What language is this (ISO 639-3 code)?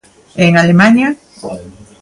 glg